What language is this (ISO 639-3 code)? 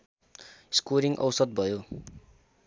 nep